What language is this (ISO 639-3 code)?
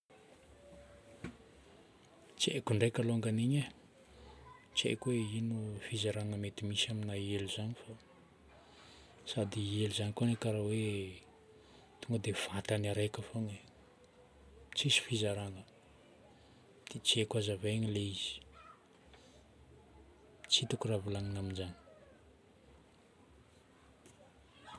bmm